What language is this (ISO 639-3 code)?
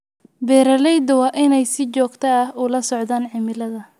som